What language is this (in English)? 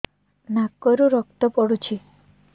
Odia